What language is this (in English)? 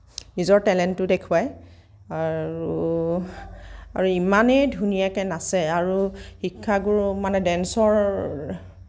Assamese